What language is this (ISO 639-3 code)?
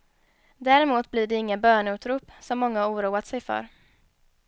swe